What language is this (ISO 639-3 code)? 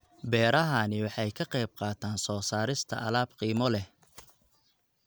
som